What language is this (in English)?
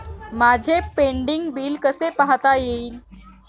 Marathi